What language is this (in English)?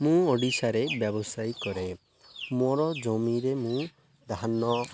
Odia